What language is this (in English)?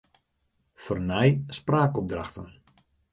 Western Frisian